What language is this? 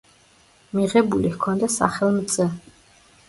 Georgian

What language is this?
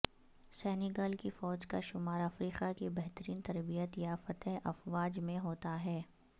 Urdu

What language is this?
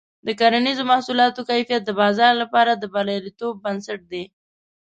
Pashto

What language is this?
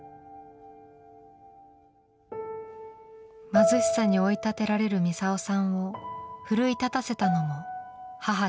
Japanese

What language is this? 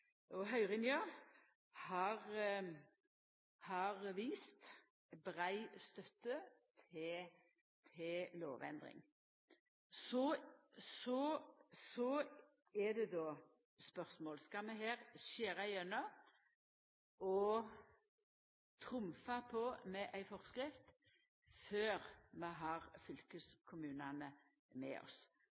Norwegian Nynorsk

